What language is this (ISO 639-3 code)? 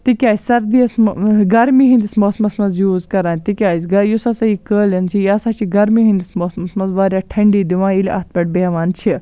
kas